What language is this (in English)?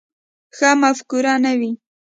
Pashto